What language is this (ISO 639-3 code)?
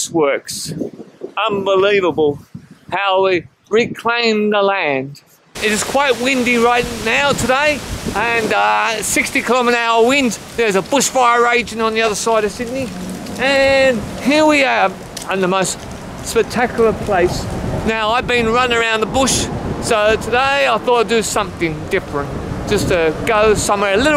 eng